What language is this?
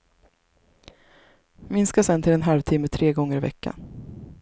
Swedish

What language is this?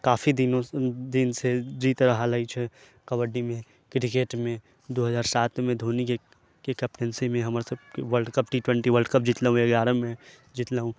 Maithili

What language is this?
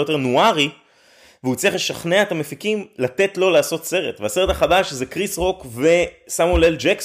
Hebrew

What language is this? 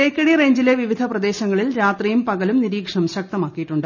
Malayalam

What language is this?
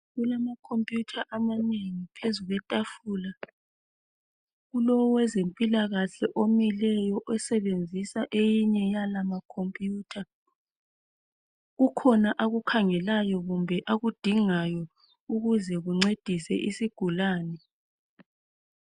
North Ndebele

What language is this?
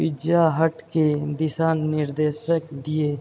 Maithili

